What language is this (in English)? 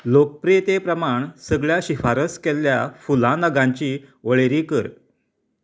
Konkani